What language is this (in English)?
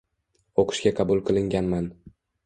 Uzbek